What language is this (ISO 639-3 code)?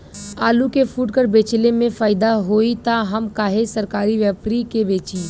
bho